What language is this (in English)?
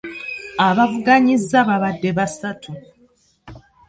Ganda